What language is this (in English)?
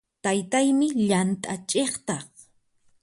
Puno Quechua